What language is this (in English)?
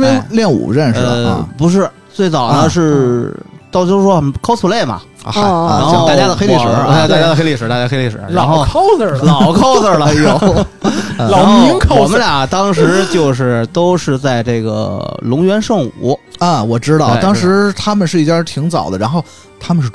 Chinese